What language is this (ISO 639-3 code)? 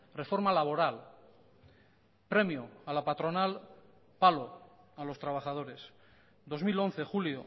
spa